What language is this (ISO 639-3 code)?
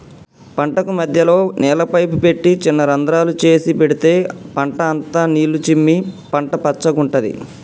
tel